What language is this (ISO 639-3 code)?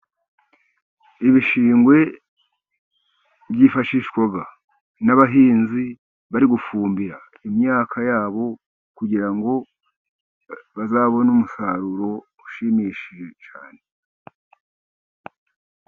kin